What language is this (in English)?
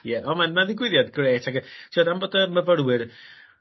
Welsh